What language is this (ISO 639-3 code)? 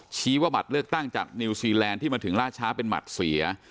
tha